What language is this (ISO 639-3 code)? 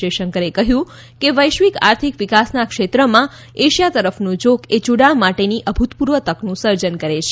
guj